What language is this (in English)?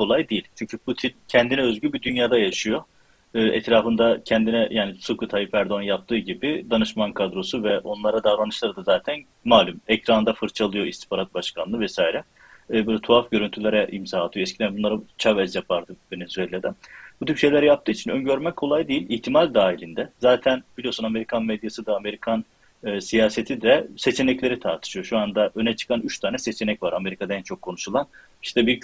Turkish